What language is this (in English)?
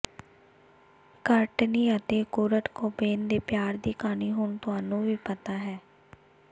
Punjabi